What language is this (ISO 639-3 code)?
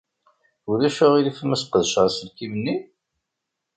kab